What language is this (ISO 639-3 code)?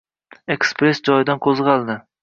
uzb